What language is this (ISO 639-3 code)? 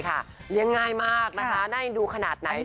tha